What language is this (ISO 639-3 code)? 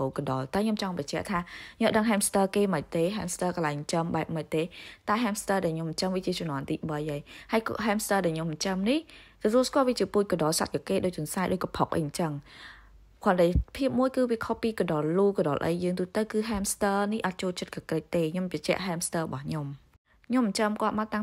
vie